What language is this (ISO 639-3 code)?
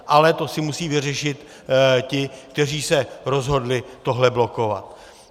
ces